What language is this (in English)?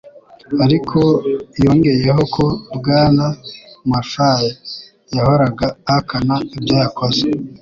Kinyarwanda